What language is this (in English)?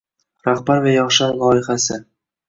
Uzbek